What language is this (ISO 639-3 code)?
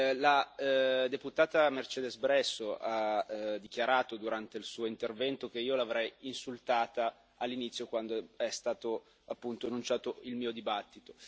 ita